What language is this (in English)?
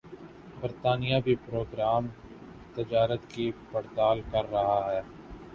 Urdu